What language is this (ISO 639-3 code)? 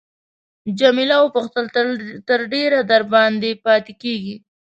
pus